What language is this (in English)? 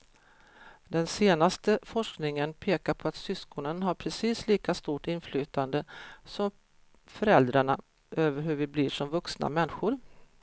Swedish